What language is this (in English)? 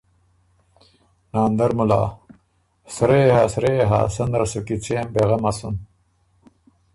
Ormuri